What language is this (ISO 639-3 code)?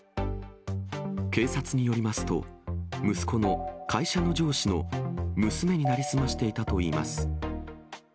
jpn